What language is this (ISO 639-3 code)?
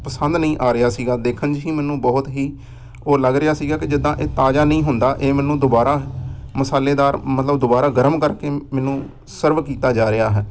pan